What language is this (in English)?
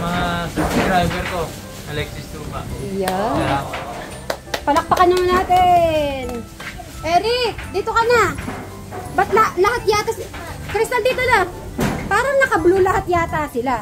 Filipino